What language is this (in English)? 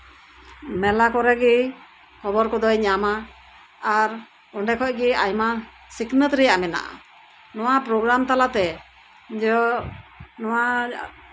Santali